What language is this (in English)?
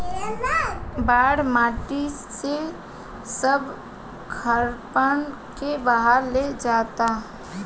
Bhojpuri